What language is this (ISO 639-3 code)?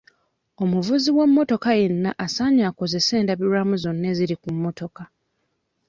lug